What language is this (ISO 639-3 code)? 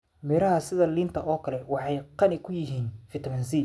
som